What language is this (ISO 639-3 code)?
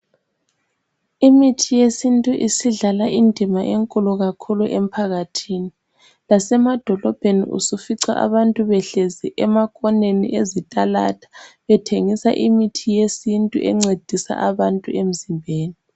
nde